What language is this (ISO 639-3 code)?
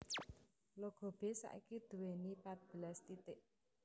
jav